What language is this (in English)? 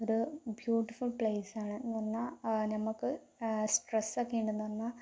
Malayalam